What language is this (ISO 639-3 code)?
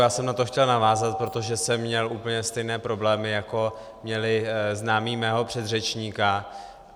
ces